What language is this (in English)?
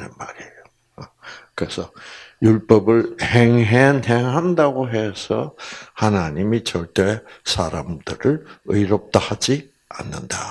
Korean